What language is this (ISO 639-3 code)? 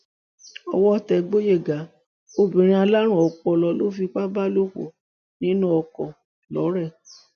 yor